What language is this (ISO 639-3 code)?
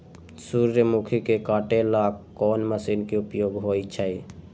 mag